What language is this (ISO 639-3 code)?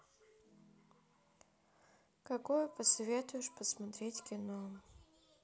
rus